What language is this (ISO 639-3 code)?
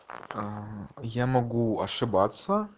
rus